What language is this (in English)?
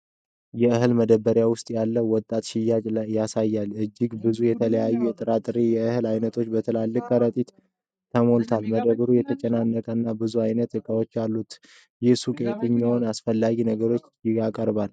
Amharic